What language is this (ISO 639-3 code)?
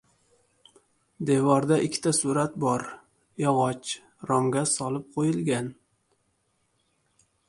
uzb